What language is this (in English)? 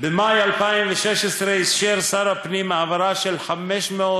Hebrew